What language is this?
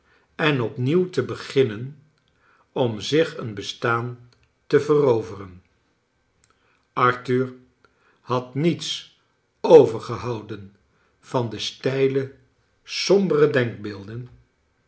Dutch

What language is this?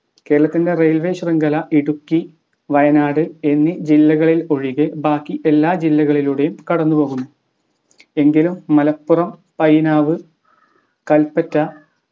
Malayalam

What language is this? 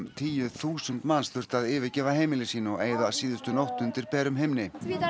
Icelandic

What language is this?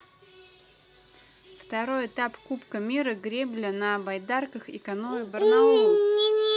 Russian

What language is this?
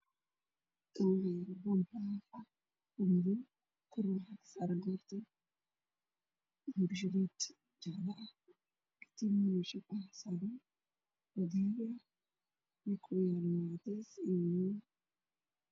Somali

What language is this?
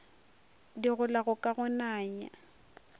Northern Sotho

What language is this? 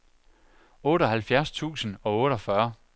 Danish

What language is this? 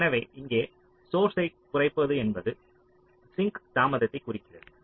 Tamil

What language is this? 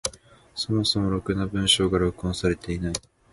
Japanese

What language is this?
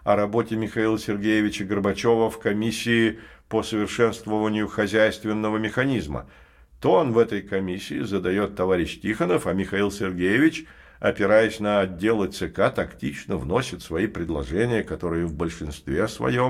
Russian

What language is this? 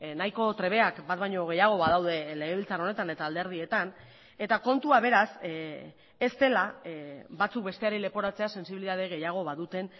Basque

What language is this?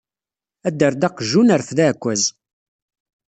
Kabyle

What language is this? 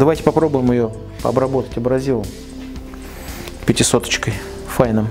Russian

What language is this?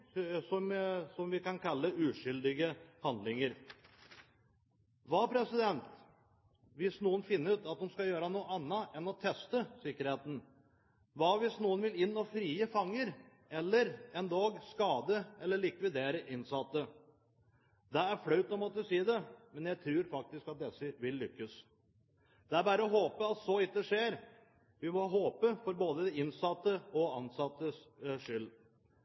Norwegian Bokmål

